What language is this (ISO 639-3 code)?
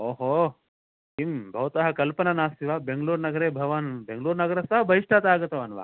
san